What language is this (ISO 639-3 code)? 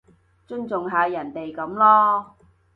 yue